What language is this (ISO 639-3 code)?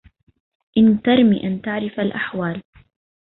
ara